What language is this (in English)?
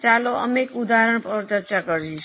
Gujarati